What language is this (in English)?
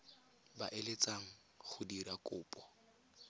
Tswana